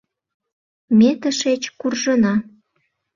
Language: Mari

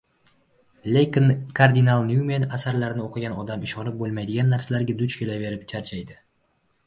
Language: Uzbek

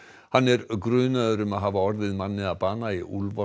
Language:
Icelandic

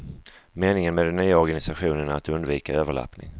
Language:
Swedish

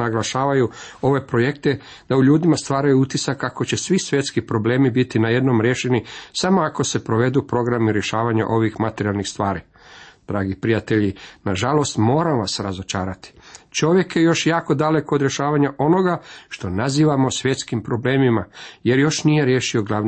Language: Croatian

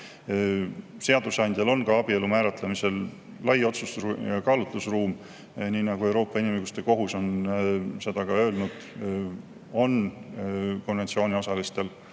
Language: Estonian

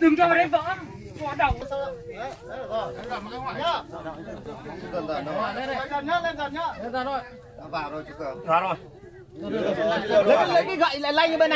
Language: Vietnamese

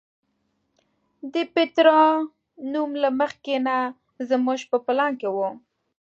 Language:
Pashto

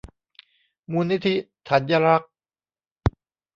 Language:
Thai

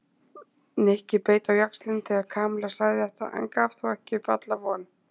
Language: Icelandic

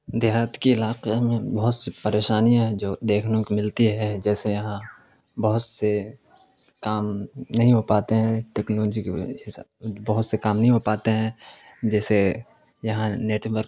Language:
Urdu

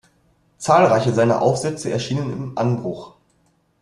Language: German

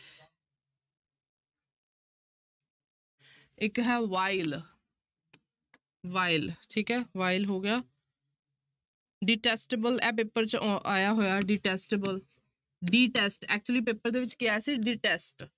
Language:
Punjabi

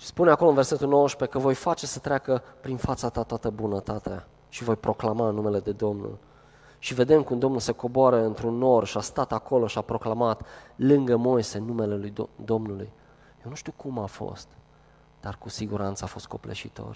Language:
Romanian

